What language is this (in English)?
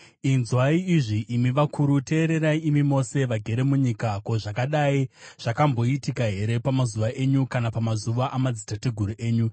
Shona